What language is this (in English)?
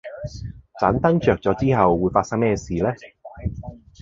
Cantonese